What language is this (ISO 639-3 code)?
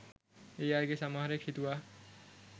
sin